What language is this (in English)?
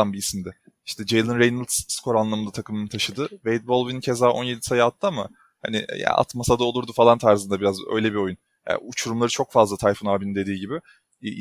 Turkish